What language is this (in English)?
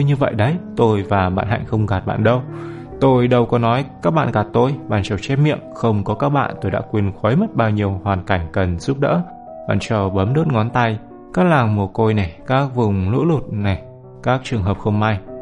Vietnamese